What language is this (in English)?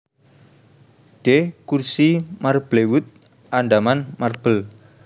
Javanese